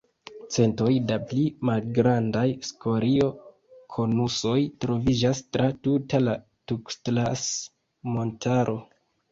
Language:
Esperanto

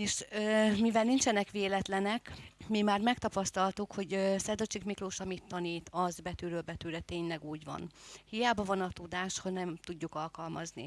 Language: Hungarian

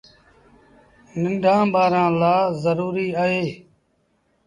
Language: Sindhi Bhil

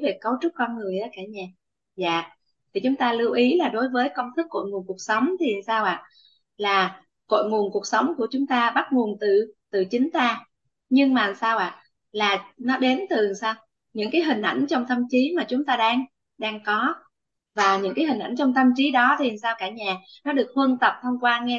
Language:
Vietnamese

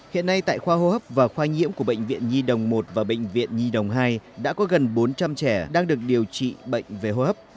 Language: Vietnamese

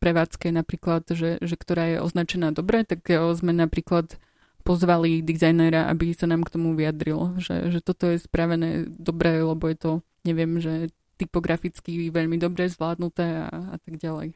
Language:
Slovak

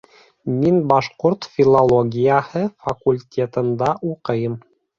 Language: Bashkir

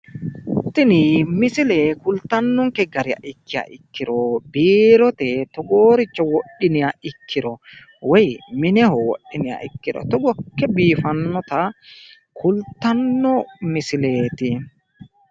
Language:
Sidamo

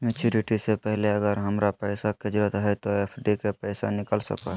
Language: Magahi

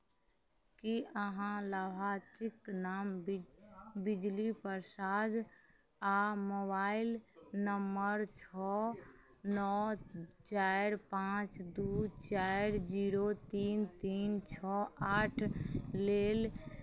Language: Maithili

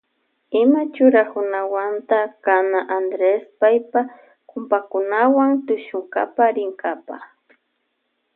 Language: Loja Highland Quichua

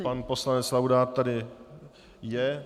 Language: Czech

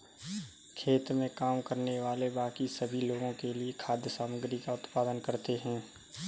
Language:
Hindi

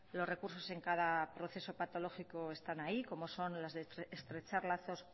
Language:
Spanish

